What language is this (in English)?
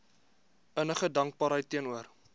Afrikaans